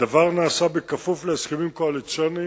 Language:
Hebrew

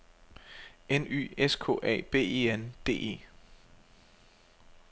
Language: Danish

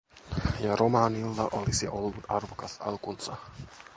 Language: Finnish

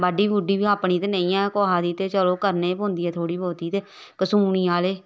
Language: Dogri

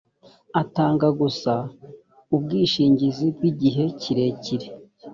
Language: Kinyarwanda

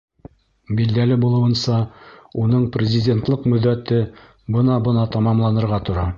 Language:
Bashkir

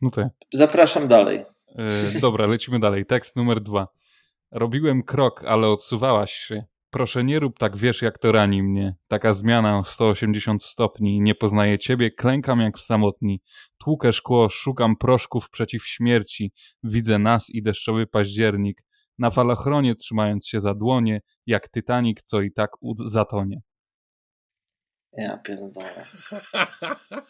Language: Polish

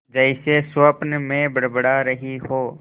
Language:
Hindi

